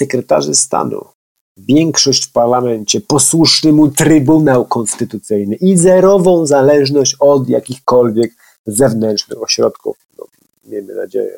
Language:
Polish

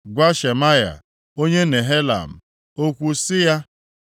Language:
Igbo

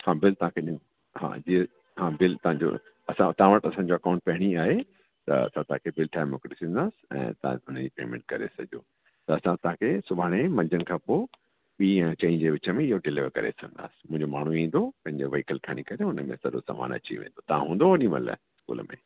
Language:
Sindhi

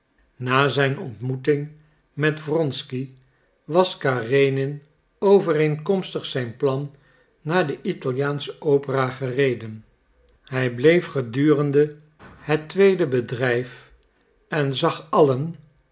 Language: Dutch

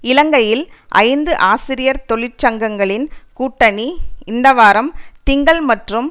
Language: Tamil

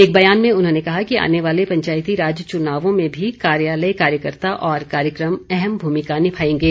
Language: Hindi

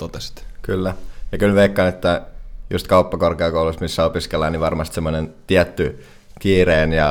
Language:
Finnish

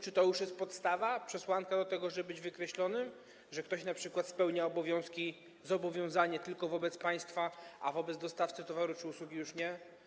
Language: Polish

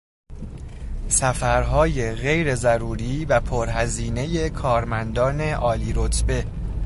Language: Persian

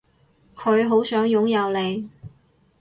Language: Cantonese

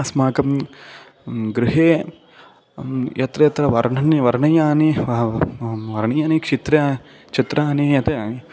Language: Sanskrit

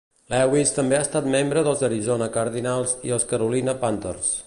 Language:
Catalan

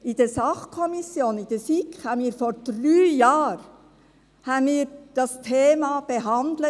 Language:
Swiss German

